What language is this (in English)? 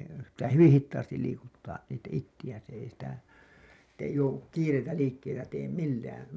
Finnish